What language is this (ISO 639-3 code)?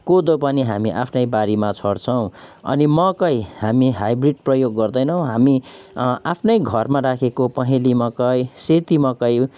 nep